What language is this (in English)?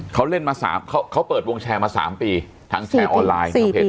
Thai